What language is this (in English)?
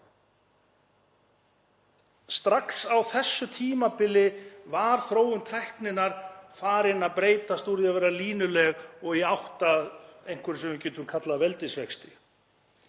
Icelandic